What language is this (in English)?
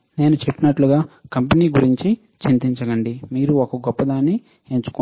Telugu